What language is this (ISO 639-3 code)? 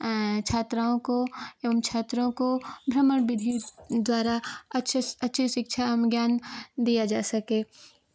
hin